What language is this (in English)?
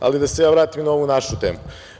Serbian